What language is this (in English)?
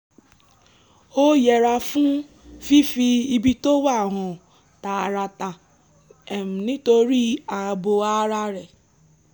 Yoruba